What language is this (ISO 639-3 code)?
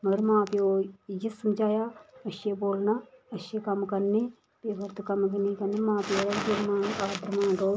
doi